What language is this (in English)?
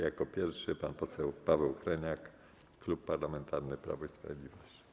Polish